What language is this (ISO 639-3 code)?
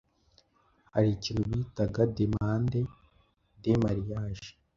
kin